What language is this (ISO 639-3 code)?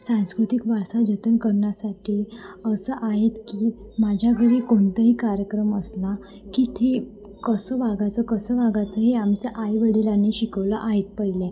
mar